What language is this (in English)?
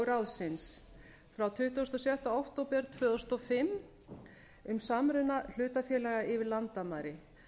Icelandic